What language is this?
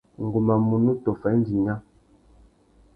Tuki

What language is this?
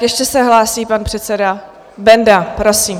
Czech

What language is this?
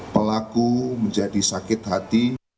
Indonesian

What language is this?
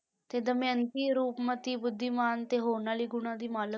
Punjabi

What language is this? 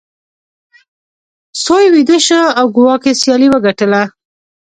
Pashto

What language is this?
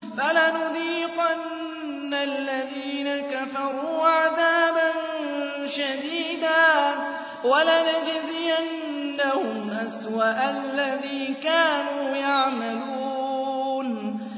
Arabic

